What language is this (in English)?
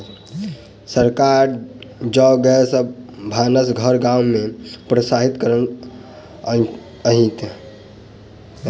Maithili